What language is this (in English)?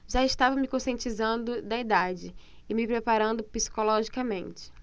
Portuguese